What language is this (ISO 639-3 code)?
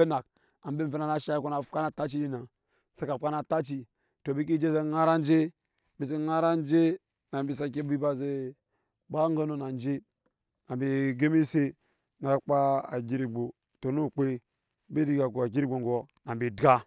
yes